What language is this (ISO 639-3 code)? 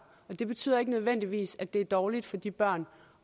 dan